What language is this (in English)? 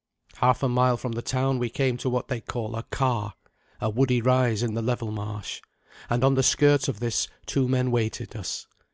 English